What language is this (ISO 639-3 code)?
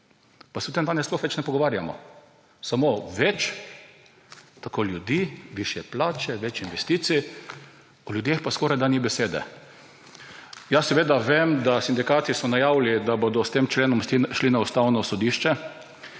slv